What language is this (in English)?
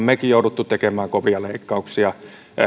Finnish